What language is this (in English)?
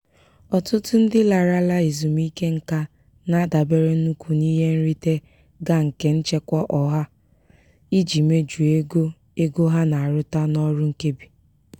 Igbo